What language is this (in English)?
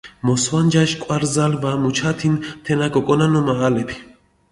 Mingrelian